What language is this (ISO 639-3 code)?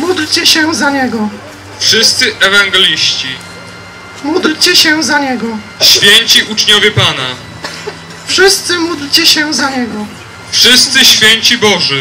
pol